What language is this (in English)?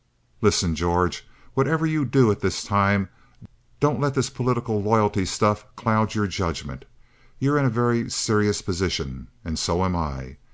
English